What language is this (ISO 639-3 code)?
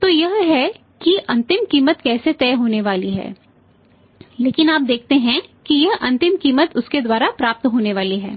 hin